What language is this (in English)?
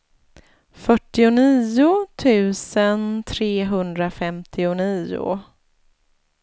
Swedish